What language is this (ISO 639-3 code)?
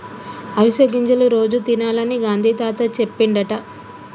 tel